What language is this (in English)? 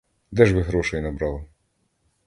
Ukrainian